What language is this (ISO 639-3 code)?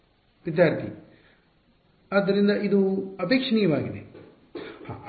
kan